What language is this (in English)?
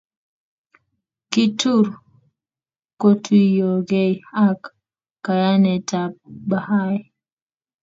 Kalenjin